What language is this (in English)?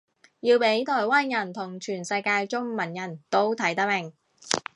Cantonese